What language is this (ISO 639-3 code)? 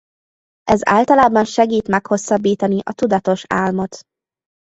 hun